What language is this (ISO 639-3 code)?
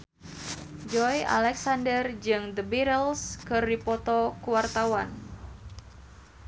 sun